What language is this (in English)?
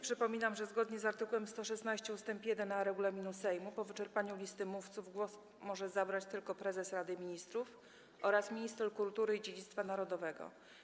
Polish